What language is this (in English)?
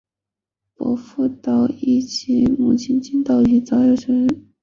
Chinese